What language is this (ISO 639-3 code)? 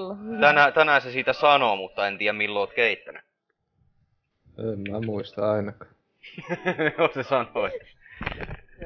fin